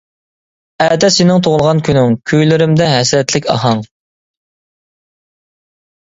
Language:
Uyghur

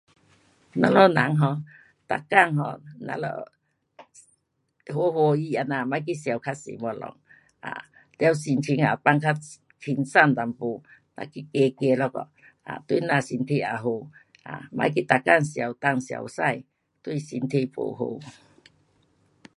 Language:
Pu-Xian Chinese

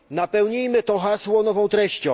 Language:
Polish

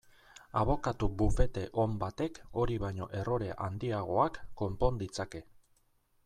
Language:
Basque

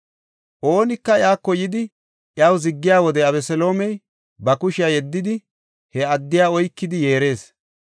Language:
Gofa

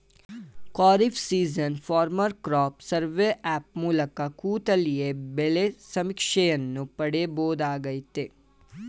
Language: Kannada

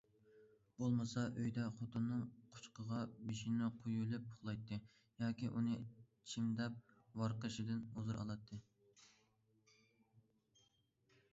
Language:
Uyghur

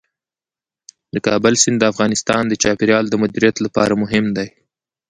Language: Pashto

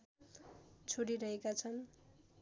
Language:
Nepali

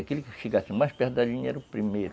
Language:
Portuguese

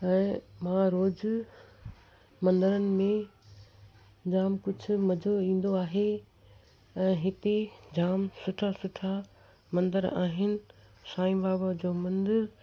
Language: Sindhi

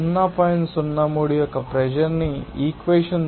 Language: Telugu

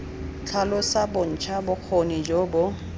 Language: Tswana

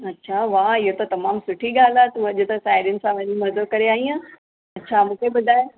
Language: Sindhi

